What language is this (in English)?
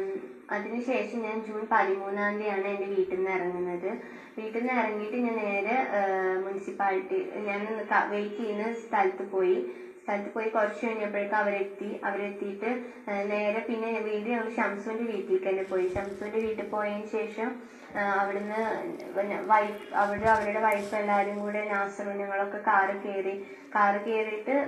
Malayalam